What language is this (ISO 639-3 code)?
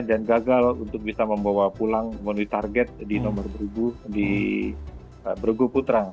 ind